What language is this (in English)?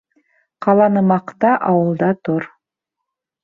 Bashkir